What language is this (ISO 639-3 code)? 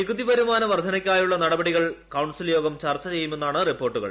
mal